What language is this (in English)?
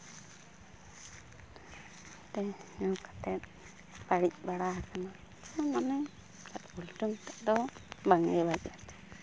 Santali